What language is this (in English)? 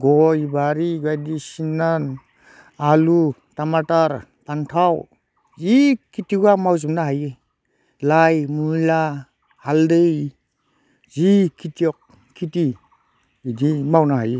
Bodo